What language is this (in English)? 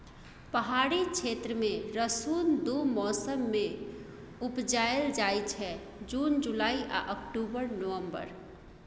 Maithili